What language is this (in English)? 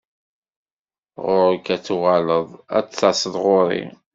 Kabyle